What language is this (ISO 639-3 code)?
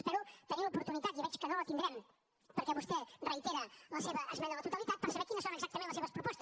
cat